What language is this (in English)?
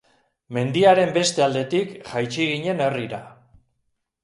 Basque